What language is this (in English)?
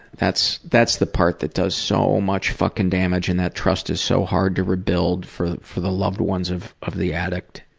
English